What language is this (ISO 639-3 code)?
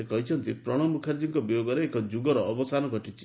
ori